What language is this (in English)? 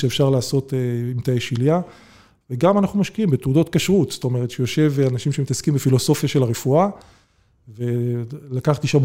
Hebrew